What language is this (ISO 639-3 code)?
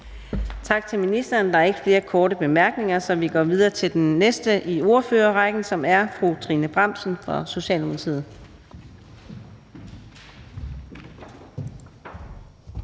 dan